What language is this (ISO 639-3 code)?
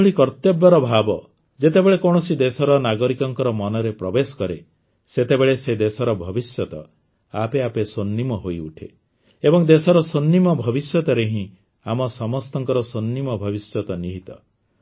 ori